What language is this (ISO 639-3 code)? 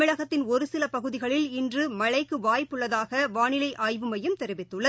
tam